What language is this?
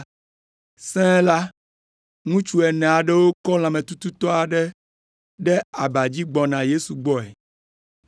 Ewe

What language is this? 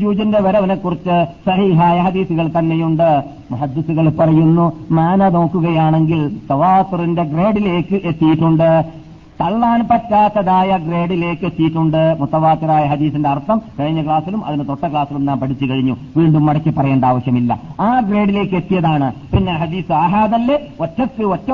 Malayalam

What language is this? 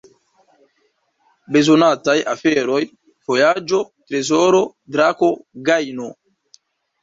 Esperanto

